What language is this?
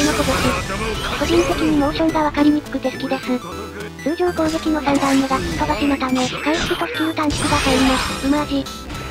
Japanese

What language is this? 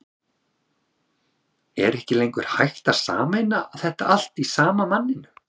Icelandic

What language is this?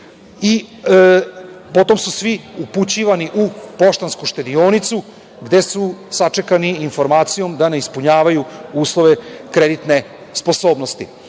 Serbian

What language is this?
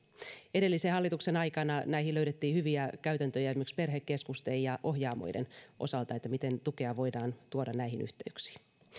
Finnish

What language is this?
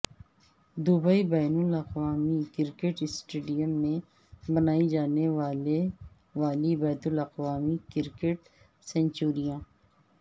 Urdu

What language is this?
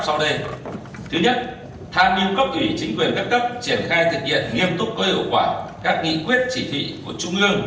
Vietnamese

